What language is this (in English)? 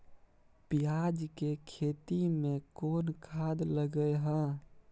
Maithili